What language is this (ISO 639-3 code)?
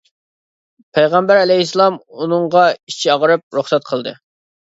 uig